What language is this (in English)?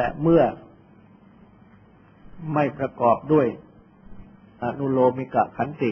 Thai